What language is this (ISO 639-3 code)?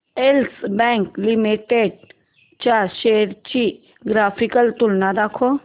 mar